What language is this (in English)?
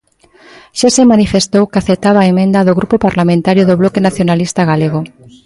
Galician